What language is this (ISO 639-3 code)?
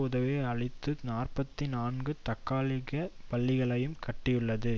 tam